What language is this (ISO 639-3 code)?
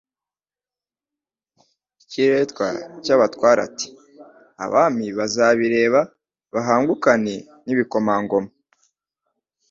kin